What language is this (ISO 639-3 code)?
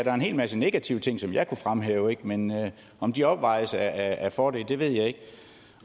dan